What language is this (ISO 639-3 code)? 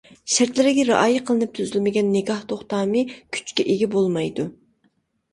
uig